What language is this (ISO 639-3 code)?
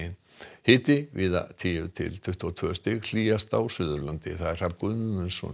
isl